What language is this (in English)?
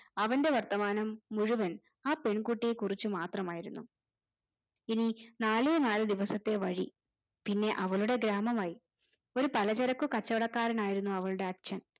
Malayalam